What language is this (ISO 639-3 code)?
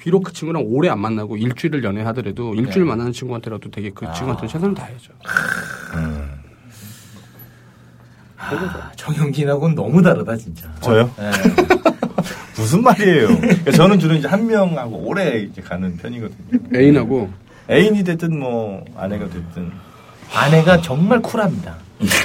kor